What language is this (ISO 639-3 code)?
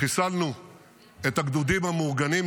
heb